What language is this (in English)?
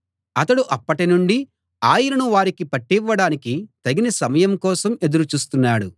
Telugu